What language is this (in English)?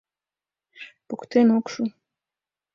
Mari